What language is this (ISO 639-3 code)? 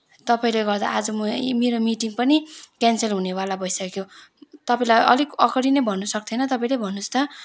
nep